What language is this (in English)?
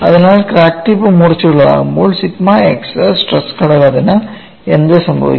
Malayalam